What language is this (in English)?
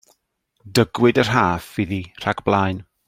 Welsh